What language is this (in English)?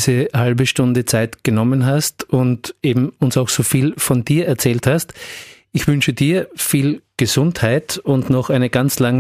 German